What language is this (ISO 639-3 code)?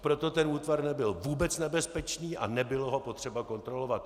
ces